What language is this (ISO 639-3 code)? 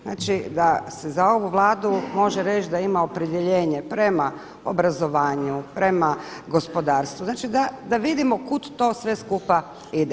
hrv